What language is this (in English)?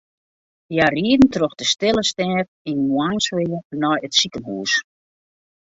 Western Frisian